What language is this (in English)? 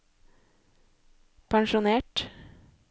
Norwegian